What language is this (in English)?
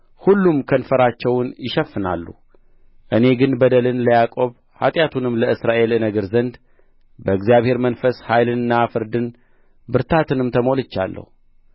Amharic